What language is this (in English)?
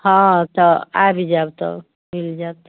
Maithili